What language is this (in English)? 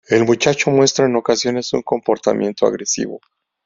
Spanish